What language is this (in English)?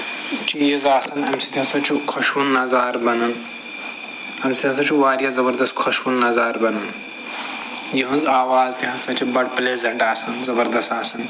Kashmiri